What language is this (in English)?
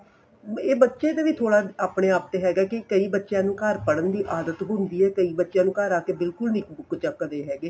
Punjabi